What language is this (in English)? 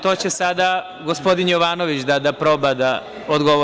Serbian